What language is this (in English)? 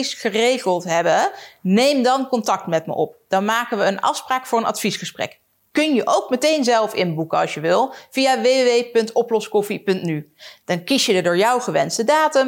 Dutch